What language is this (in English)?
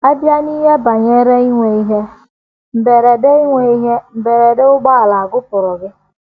Igbo